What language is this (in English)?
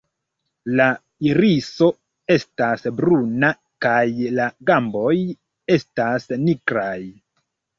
Esperanto